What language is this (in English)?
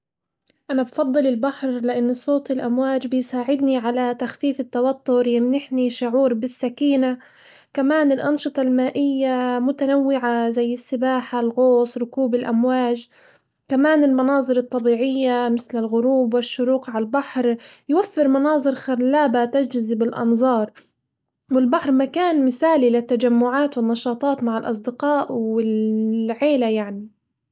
Hijazi Arabic